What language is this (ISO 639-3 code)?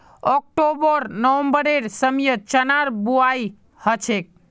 mag